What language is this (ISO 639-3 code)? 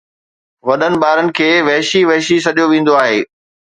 snd